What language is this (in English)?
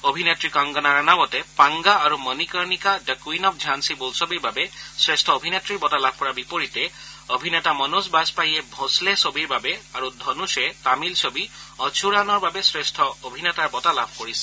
Assamese